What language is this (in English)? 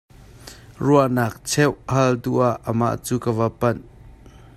Hakha Chin